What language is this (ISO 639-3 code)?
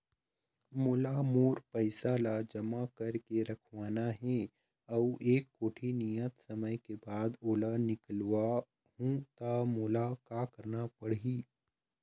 hne